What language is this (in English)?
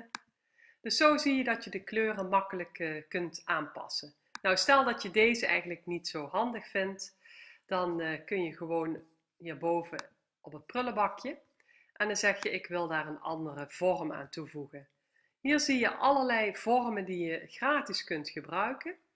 Dutch